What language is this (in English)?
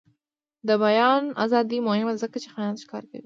Pashto